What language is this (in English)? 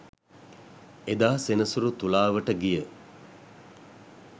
Sinhala